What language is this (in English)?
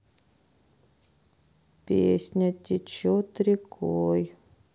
Russian